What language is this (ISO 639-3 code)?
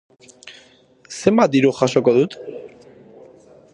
eus